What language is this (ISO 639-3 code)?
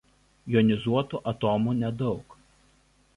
lit